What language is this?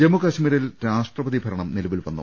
Malayalam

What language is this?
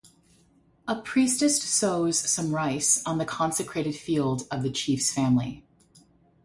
English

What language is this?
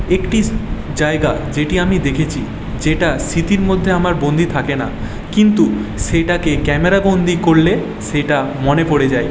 Bangla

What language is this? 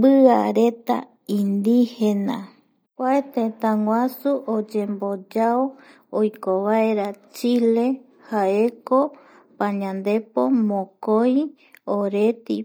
Eastern Bolivian Guaraní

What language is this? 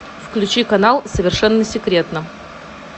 Russian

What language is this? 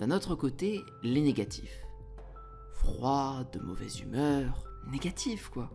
French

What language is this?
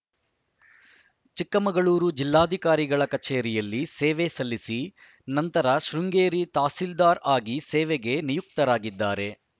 Kannada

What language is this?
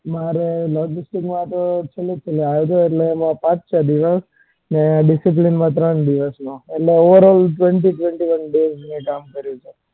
Gujarati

